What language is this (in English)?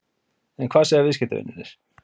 Icelandic